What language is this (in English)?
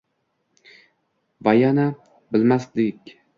Uzbek